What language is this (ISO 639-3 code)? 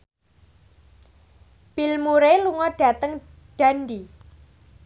jav